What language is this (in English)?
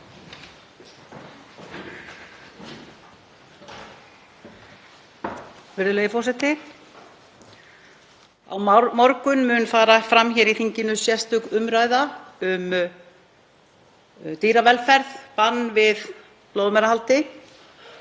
Icelandic